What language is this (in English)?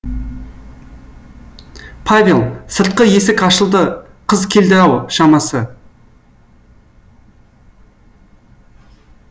Kazakh